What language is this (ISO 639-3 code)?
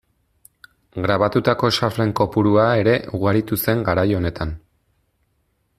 eus